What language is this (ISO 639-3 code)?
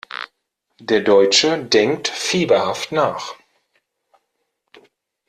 deu